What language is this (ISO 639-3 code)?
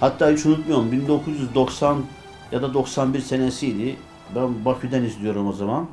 tur